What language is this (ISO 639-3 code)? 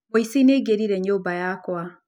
kik